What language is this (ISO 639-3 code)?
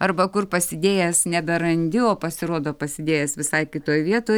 lit